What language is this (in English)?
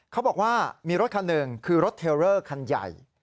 Thai